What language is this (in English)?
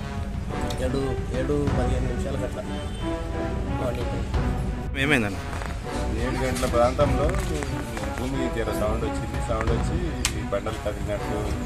Indonesian